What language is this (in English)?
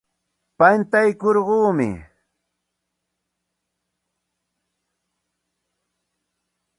Santa Ana de Tusi Pasco Quechua